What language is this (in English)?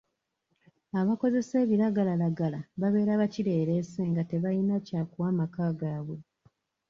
Ganda